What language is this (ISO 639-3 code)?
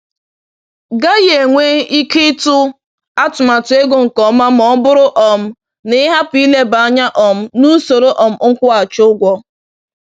ibo